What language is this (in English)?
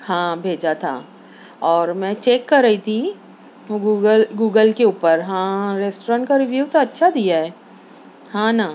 Urdu